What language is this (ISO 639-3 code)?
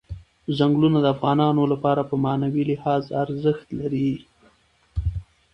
pus